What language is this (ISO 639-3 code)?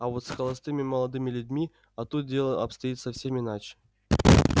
rus